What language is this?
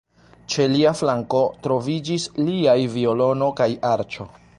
Esperanto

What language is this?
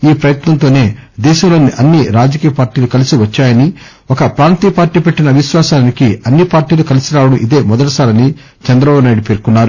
Telugu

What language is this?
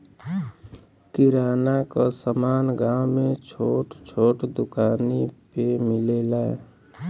Bhojpuri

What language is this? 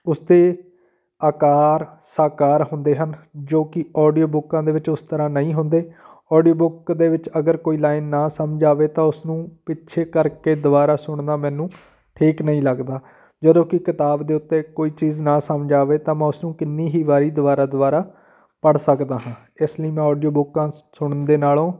Punjabi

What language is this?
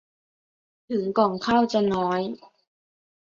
Thai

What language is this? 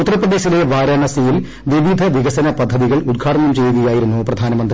Malayalam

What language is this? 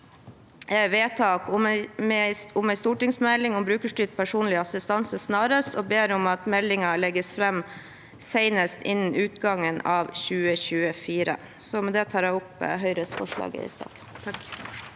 Norwegian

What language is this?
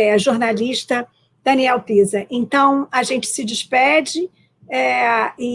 Portuguese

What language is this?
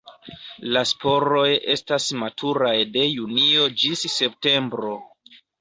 Esperanto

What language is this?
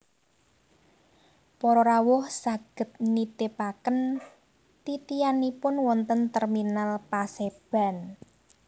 Javanese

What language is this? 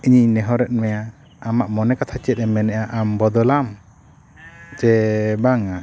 Santali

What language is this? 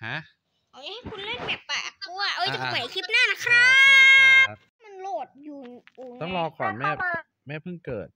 Thai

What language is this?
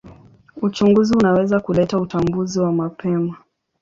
Swahili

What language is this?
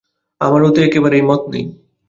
Bangla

